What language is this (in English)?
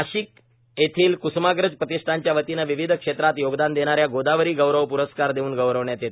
Marathi